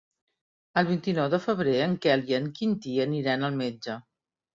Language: Catalan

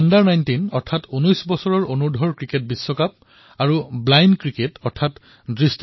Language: Assamese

